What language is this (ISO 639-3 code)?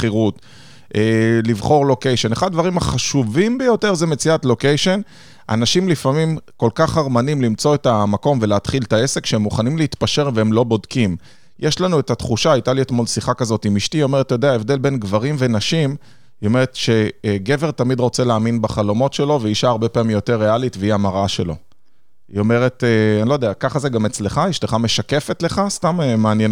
heb